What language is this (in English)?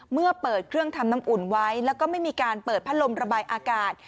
Thai